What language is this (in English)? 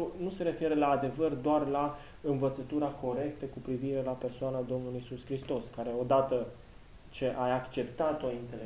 Romanian